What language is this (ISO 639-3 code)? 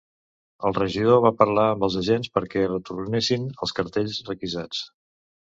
cat